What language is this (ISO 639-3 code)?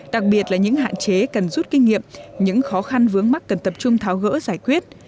vie